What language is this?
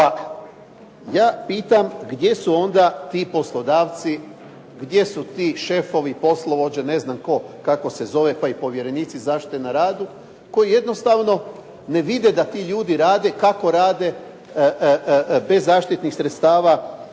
Croatian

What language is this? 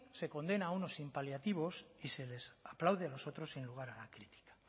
Spanish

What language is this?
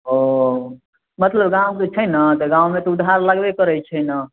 Maithili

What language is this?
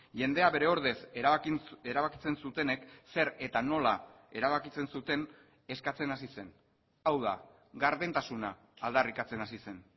Basque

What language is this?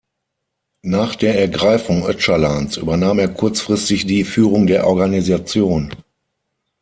German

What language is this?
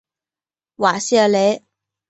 Chinese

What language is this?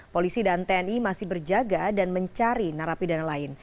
Indonesian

